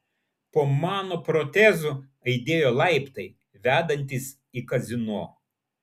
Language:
Lithuanian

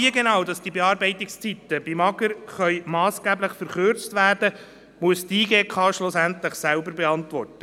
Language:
Swiss German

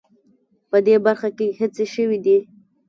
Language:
Pashto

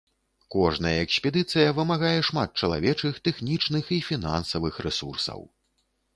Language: Belarusian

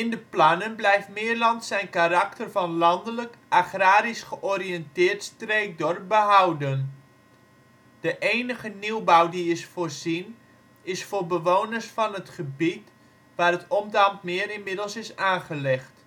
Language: Dutch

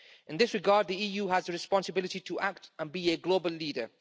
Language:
English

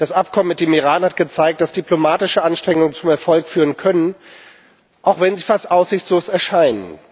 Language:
German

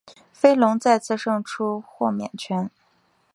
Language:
Chinese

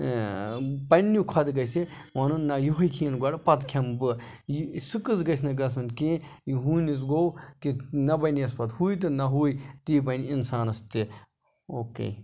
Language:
Kashmiri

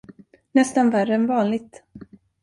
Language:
Swedish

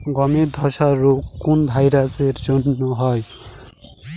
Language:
Bangla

